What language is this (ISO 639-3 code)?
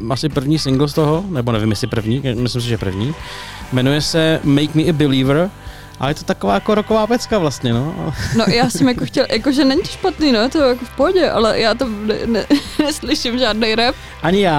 ces